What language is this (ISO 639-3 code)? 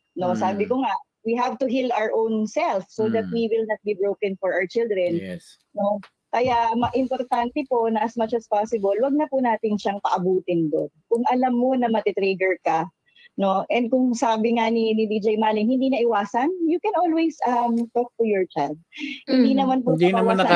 fil